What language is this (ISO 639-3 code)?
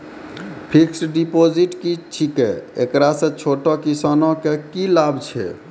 mai